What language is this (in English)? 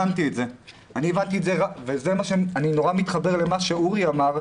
Hebrew